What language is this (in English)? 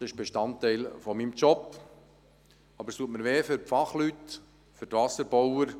Swiss German